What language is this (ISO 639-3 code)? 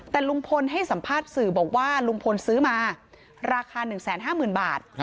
tha